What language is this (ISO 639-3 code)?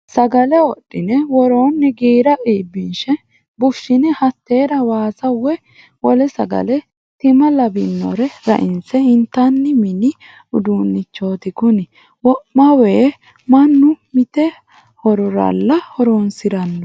sid